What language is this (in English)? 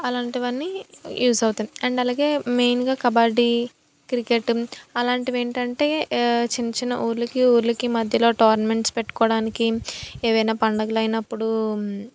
Telugu